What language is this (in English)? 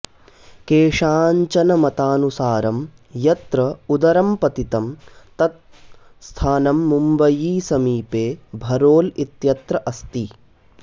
Sanskrit